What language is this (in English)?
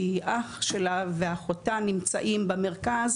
Hebrew